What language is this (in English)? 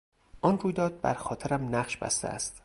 Persian